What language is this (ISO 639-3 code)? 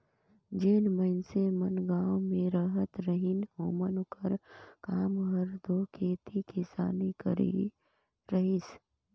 hne